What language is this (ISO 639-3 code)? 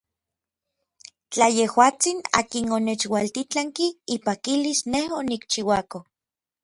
nlv